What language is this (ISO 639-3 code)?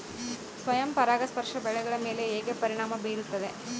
kan